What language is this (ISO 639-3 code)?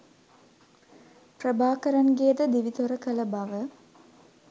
sin